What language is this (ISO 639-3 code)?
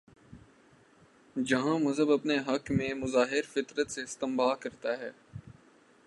urd